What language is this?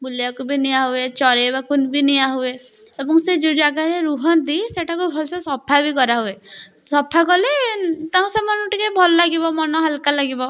Odia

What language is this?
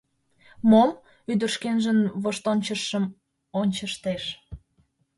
Mari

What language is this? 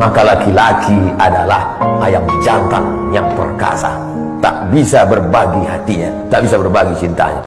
Indonesian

